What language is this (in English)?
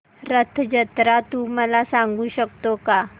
Marathi